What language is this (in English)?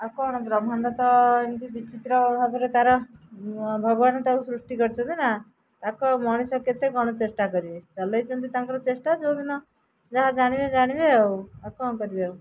Odia